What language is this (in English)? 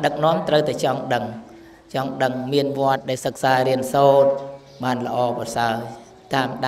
Thai